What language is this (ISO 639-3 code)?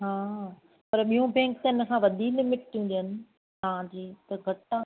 snd